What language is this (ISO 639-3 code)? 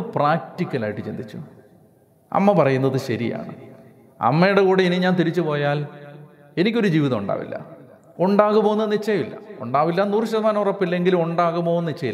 mal